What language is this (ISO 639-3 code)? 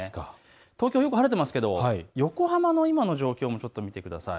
jpn